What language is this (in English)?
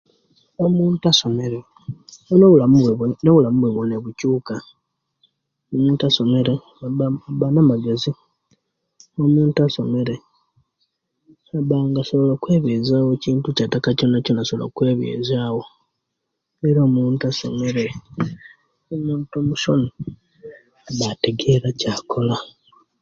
Kenyi